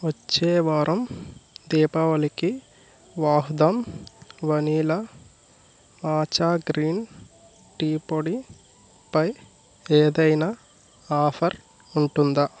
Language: Telugu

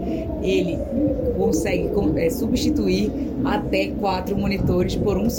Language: Portuguese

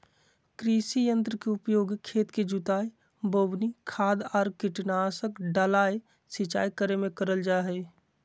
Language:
Magahi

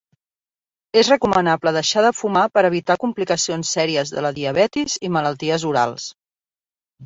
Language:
Catalan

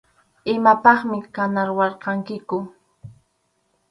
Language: Arequipa-La Unión Quechua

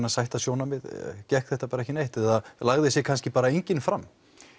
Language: Icelandic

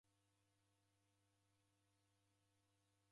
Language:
Taita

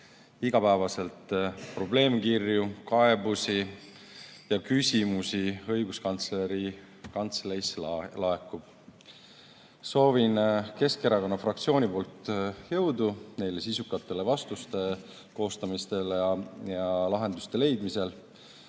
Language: Estonian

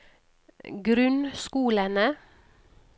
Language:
Norwegian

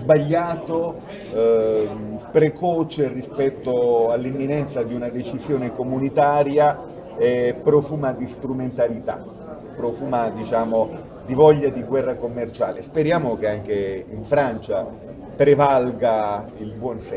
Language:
Italian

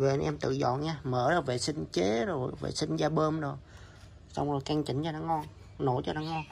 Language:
Vietnamese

